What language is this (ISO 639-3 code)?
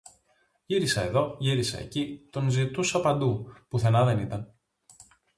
ell